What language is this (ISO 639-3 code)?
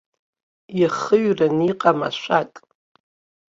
abk